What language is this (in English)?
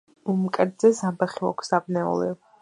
Georgian